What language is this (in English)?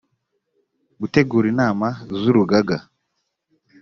Kinyarwanda